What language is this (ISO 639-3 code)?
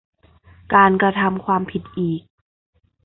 tha